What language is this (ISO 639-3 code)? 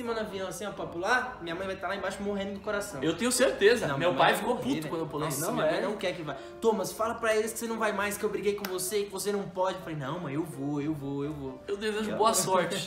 por